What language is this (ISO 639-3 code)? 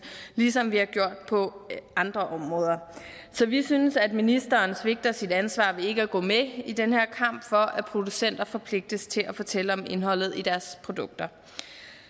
dan